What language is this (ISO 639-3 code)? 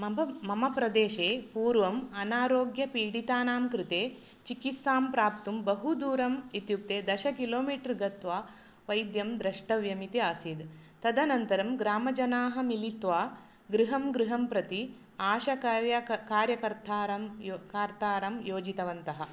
san